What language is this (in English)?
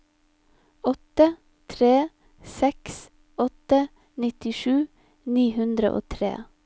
Norwegian